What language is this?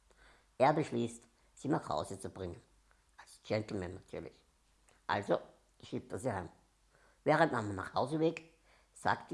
German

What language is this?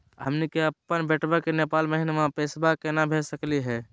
Magahi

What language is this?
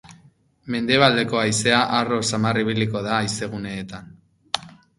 Basque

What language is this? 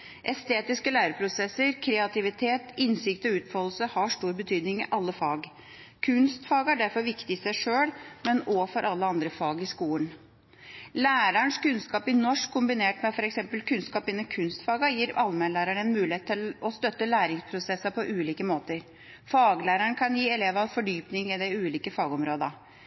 Norwegian Bokmål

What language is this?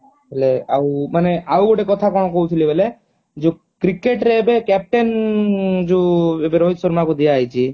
Odia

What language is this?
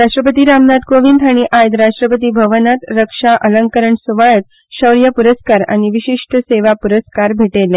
Konkani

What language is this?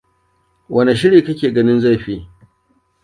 Hausa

